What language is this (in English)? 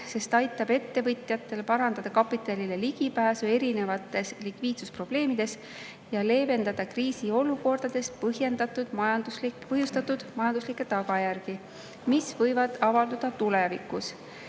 Estonian